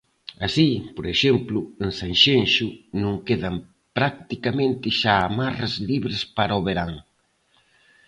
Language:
Galician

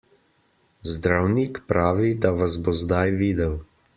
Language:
Slovenian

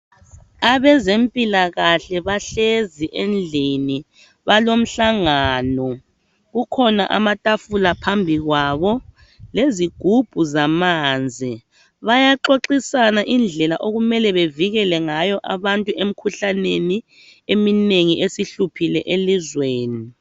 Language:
North Ndebele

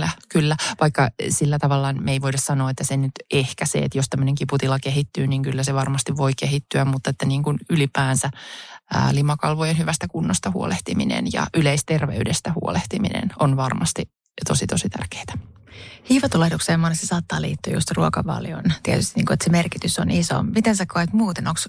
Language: Finnish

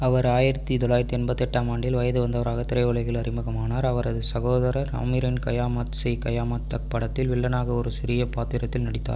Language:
Tamil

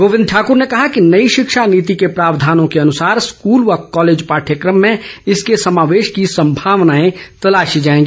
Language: Hindi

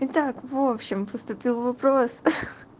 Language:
Russian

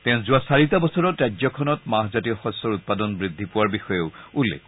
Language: Assamese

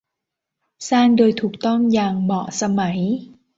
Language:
Thai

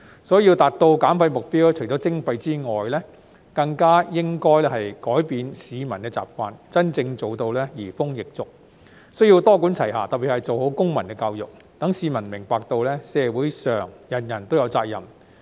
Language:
Cantonese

